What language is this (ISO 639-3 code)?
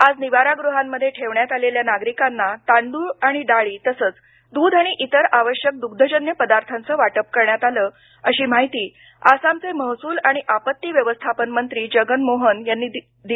mar